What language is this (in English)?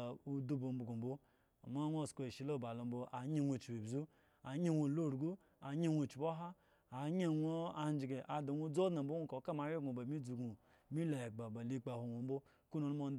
Eggon